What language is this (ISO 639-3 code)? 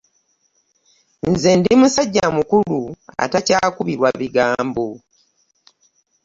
lug